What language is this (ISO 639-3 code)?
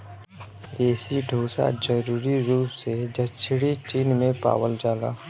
bho